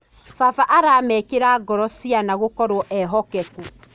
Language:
Kikuyu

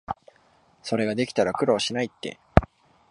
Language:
Japanese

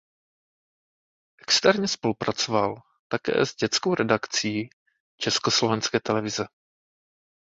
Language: Czech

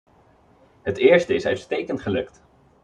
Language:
Dutch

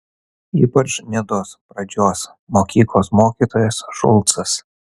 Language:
Lithuanian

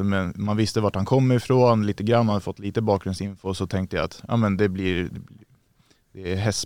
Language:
Swedish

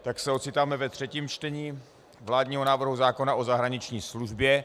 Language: Czech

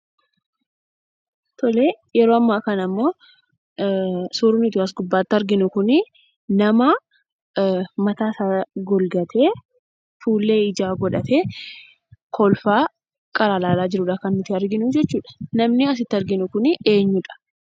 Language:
Oromo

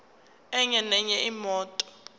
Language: Zulu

